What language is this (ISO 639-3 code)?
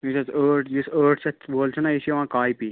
kas